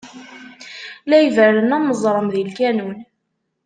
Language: Kabyle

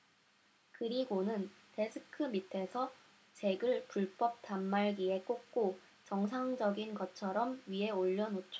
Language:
Korean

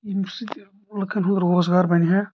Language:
Kashmiri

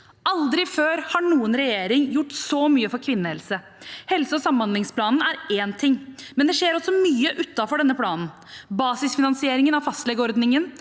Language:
Norwegian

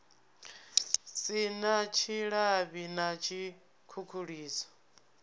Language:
Venda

